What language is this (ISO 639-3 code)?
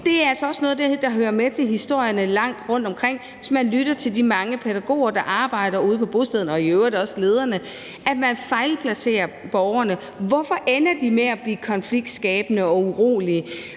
dan